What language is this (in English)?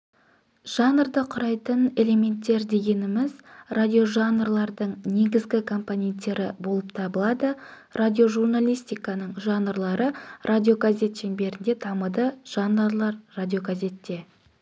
Kazakh